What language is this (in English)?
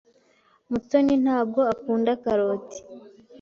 Kinyarwanda